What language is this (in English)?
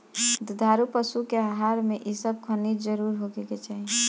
Bhojpuri